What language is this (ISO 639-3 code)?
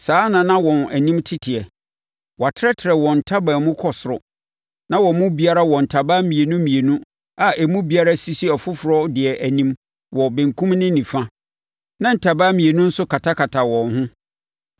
aka